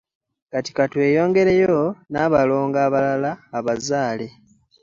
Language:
Ganda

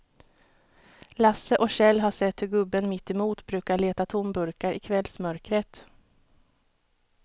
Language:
Swedish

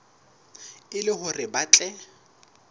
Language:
Southern Sotho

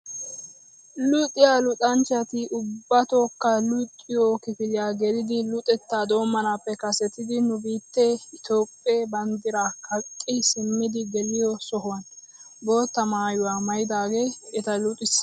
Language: Wolaytta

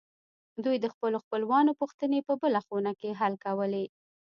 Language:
Pashto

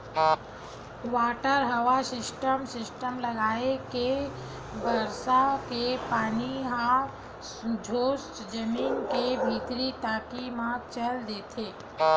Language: Chhattisgarhi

